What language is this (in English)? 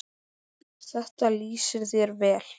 Icelandic